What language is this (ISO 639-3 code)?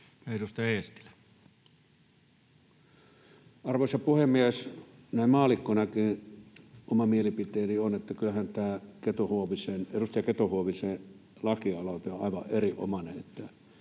fin